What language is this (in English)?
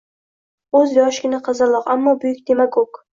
Uzbek